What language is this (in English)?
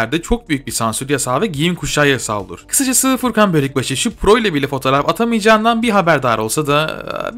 Turkish